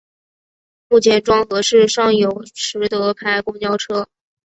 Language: Chinese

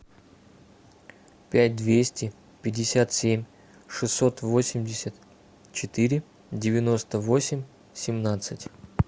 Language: Russian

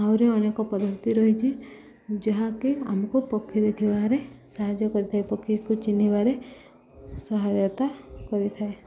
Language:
Odia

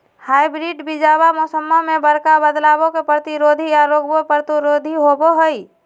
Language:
Magahi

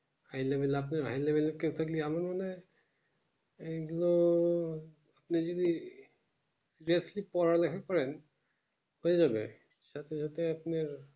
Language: Bangla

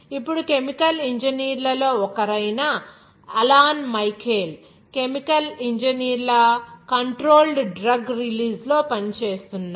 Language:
Telugu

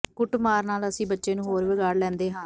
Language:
Punjabi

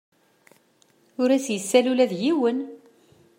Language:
Kabyle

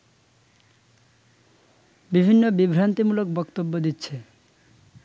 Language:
Bangla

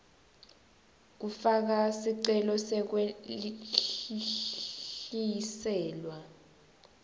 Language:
Swati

